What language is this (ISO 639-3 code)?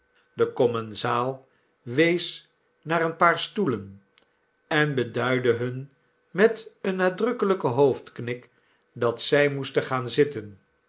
nld